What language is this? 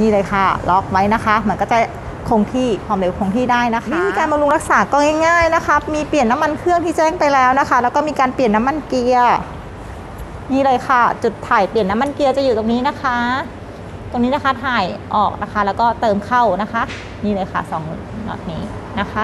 Thai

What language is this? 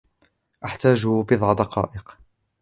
Arabic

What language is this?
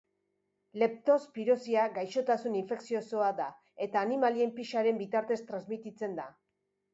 Basque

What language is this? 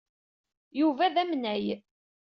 Kabyle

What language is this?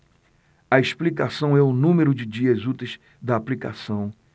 Portuguese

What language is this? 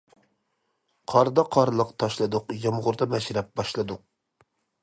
Uyghur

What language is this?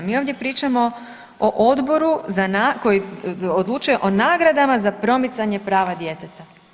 Croatian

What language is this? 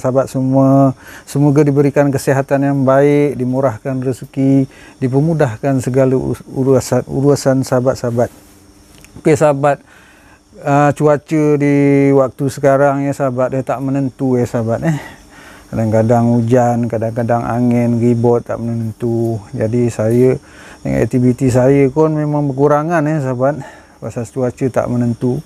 Malay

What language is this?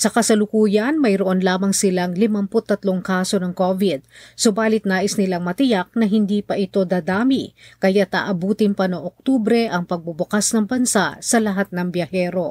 Filipino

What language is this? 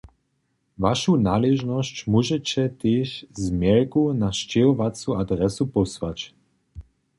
Upper Sorbian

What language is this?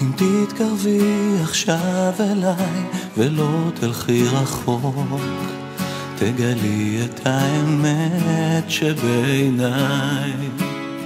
Hebrew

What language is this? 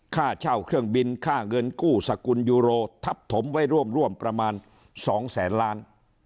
Thai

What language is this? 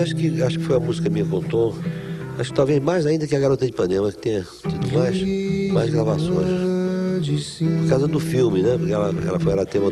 Portuguese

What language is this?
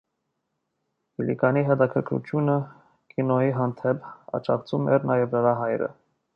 Armenian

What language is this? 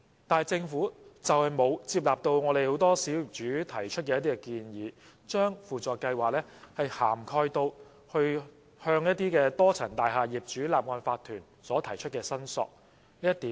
Cantonese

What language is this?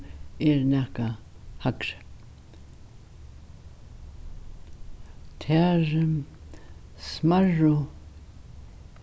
Faroese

